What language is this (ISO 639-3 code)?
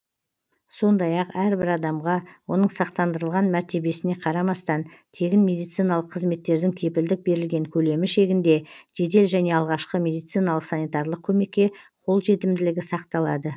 kaz